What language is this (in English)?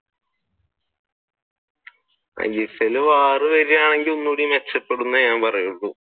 Malayalam